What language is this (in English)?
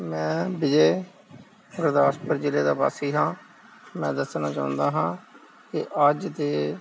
Punjabi